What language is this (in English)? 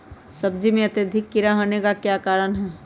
Magahi